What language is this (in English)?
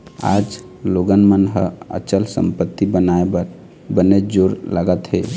Chhattisgarhi